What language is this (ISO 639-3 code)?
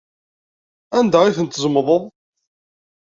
kab